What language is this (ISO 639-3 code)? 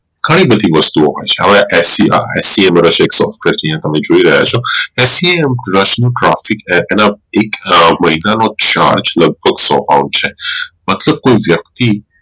guj